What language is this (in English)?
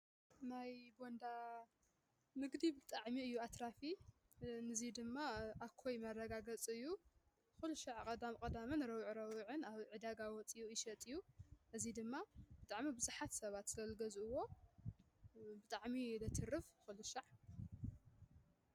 Tigrinya